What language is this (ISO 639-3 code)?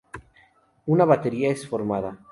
spa